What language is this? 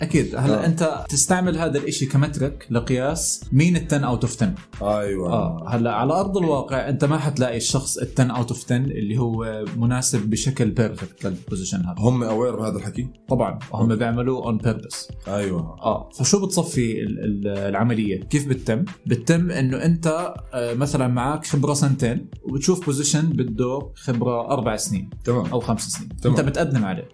Arabic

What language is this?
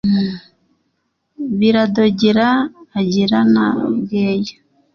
Kinyarwanda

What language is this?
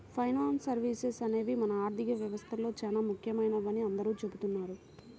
Telugu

